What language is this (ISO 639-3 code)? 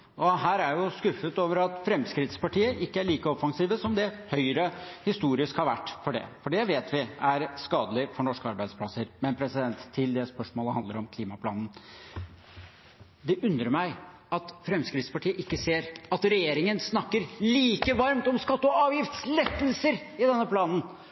nob